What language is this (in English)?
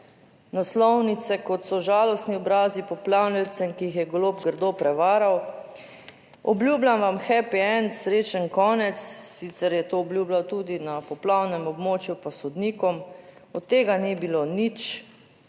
Slovenian